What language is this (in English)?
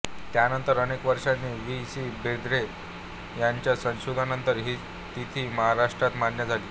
Marathi